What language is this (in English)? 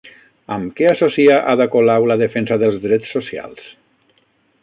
Catalan